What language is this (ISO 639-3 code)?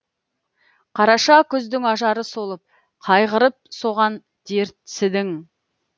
kaz